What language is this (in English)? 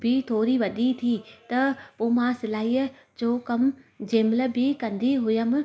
Sindhi